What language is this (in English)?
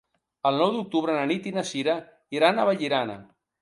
Catalan